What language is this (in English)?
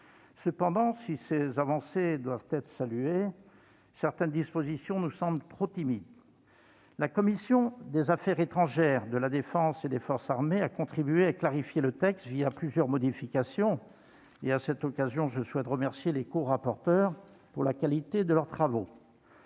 French